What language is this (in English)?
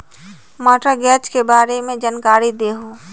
Magahi